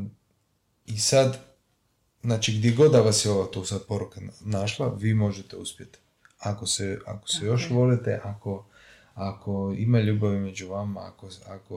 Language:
Croatian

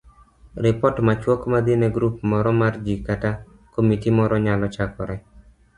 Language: Luo (Kenya and Tanzania)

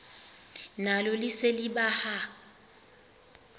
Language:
Xhosa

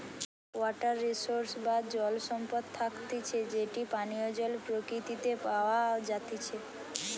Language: Bangla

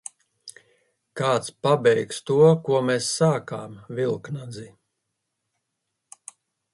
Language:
Latvian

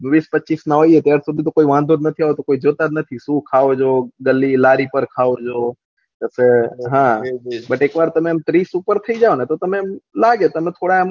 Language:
Gujarati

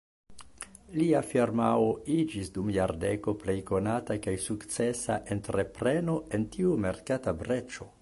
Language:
Esperanto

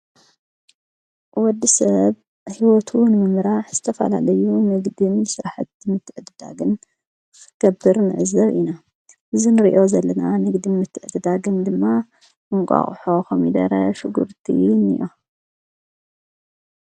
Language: Tigrinya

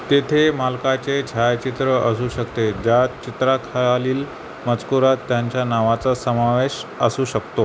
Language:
Marathi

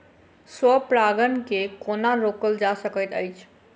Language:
Maithili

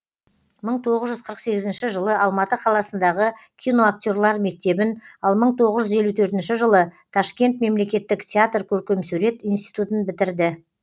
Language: Kazakh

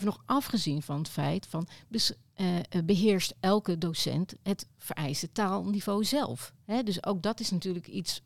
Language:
Dutch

